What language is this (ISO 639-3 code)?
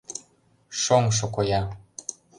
chm